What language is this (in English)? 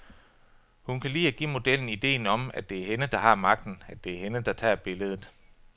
Danish